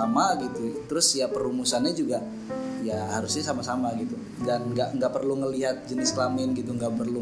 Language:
Indonesian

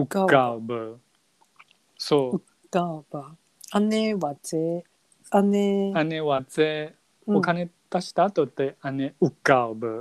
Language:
Japanese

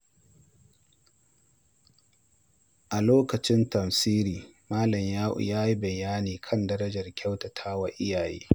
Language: Hausa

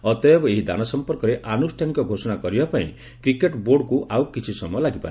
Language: Odia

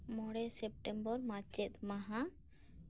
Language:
Santali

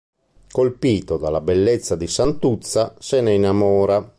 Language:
Italian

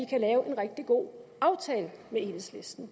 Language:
Danish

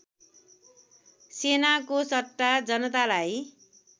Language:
Nepali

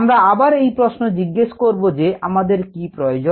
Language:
Bangla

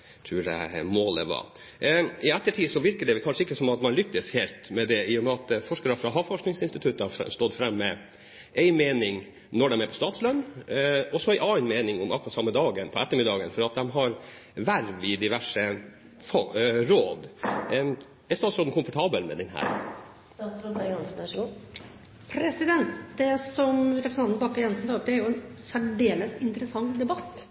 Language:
Norwegian Bokmål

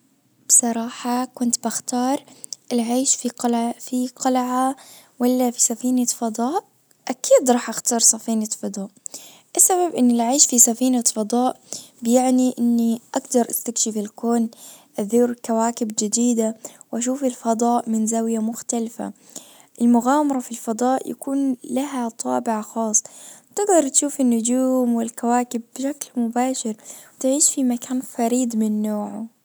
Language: Najdi Arabic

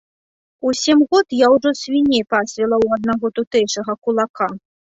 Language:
Belarusian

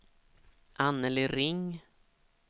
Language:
Swedish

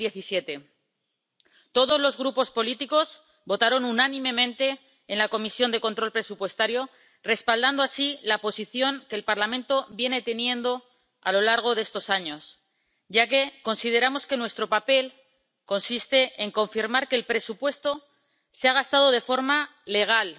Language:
Spanish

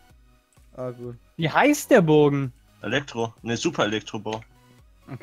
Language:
German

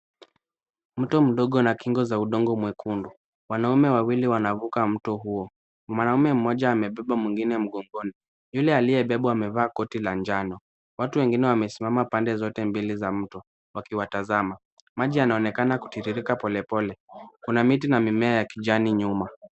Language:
Swahili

